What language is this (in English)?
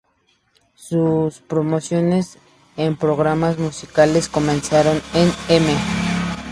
Spanish